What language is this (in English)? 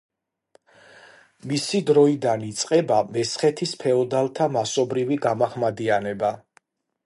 Georgian